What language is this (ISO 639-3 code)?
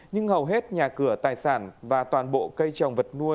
vie